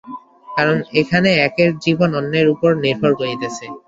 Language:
Bangla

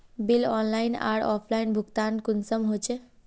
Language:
Magahi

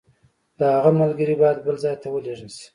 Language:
Pashto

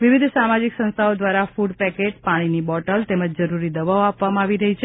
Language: Gujarati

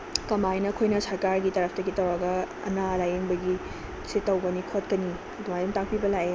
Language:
Manipuri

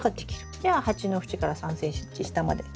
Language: Japanese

